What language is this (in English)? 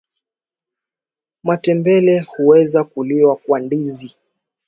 Swahili